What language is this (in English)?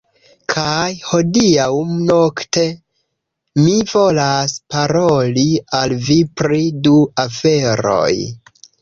Esperanto